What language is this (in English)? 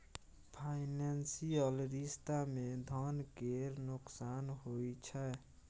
Maithili